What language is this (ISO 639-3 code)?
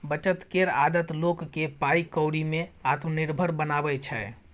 mai